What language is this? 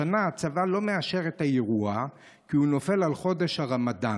Hebrew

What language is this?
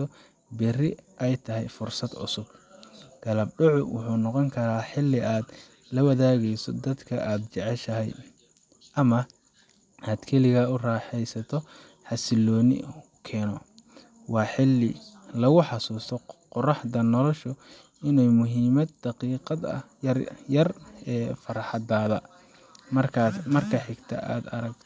Somali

